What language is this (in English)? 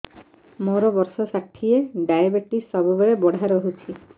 Odia